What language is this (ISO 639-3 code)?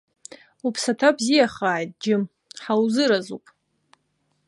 abk